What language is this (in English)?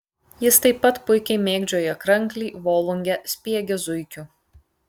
Lithuanian